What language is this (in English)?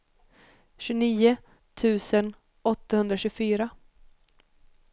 Swedish